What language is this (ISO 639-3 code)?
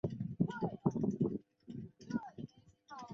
zho